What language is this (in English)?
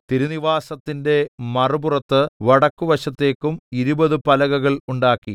Malayalam